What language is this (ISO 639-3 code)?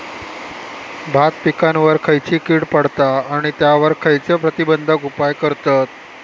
mar